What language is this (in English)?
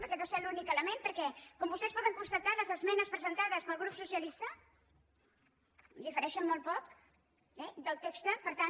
Catalan